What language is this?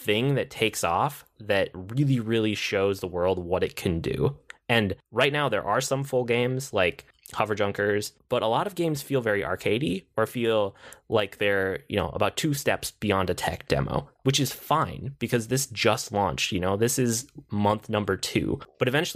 English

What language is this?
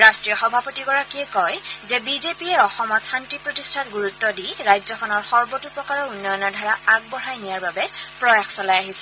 Assamese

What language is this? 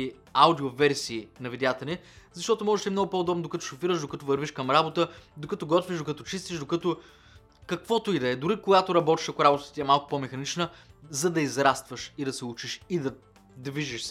Bulgarian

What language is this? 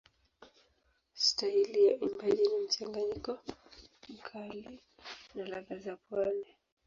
Swahili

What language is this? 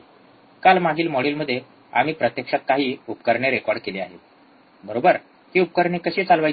Marathi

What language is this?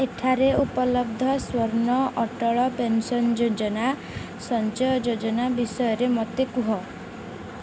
Odia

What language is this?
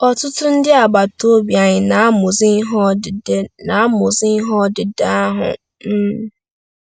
Igbo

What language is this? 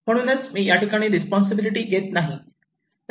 Marathi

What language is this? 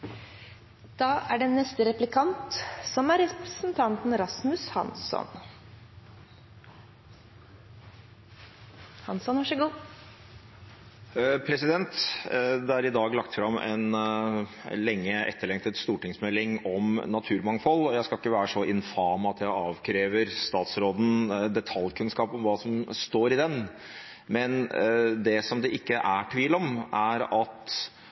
Norwegian Bokmål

